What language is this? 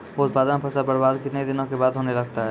Maithili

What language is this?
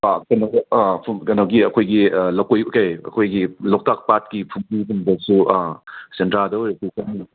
Manipuri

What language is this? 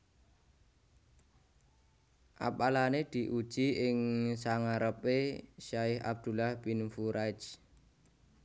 Javanese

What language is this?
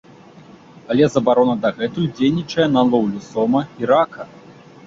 Belarusian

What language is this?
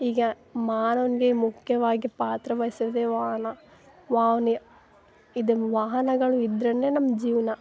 Kannada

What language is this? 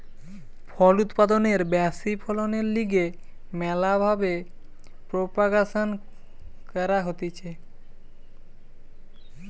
Bangla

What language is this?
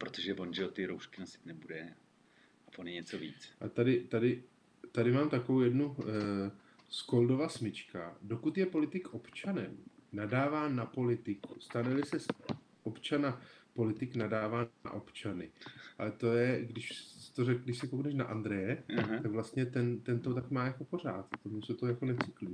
Czech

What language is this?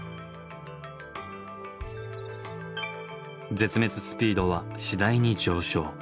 Japanese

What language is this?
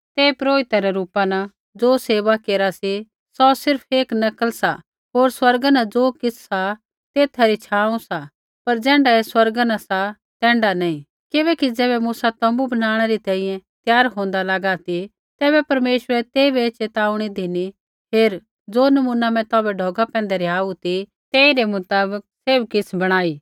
Kullu Pahari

